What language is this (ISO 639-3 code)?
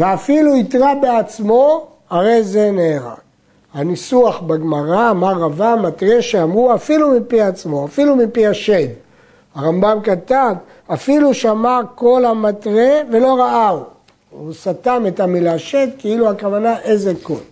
heb